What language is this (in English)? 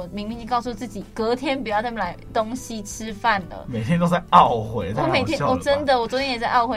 Chinese